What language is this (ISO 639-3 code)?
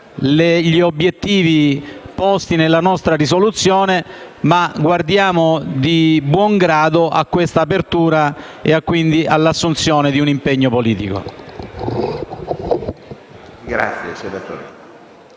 ita